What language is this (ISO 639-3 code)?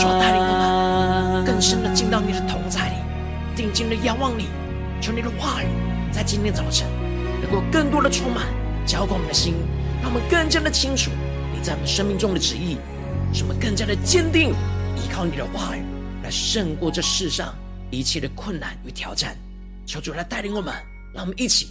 zho